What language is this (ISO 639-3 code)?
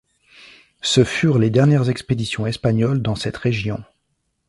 fra